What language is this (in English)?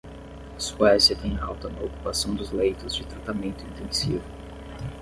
Portuguese